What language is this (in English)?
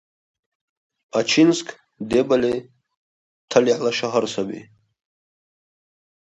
Russian